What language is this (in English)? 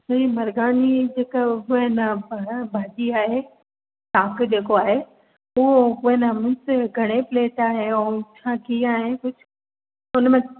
Sindhi